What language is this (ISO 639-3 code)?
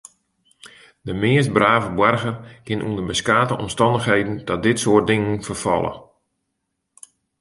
fry